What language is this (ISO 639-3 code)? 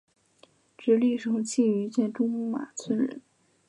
zho